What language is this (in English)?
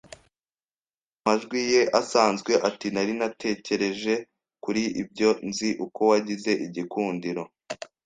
Kinyarwanda